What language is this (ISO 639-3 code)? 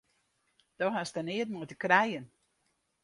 fry